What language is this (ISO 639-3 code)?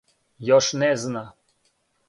srp